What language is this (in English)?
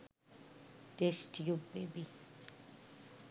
Bangla